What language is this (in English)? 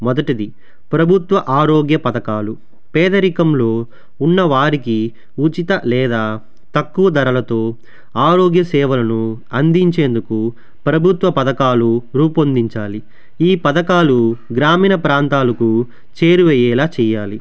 Telugu